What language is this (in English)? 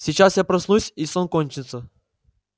Russian